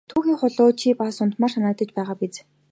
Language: Mongolian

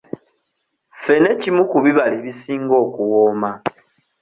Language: Ganda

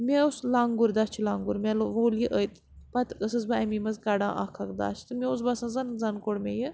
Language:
Kashmiri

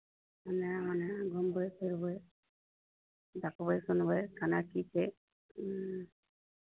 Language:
Maithili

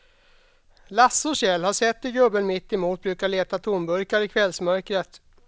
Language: Swedish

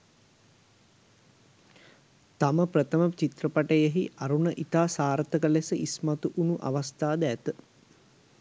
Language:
Sinhala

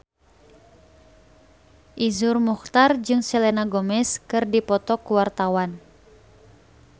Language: Sundanese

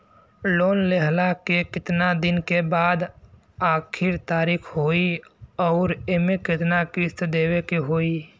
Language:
Bhojpuri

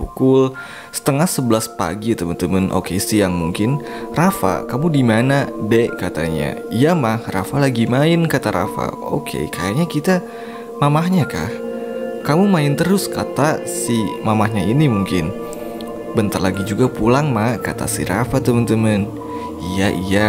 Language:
Indonesian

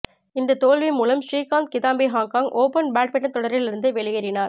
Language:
Tamil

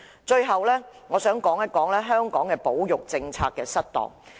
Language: Cantonese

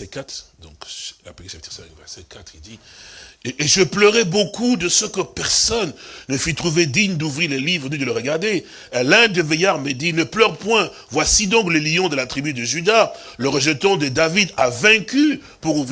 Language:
French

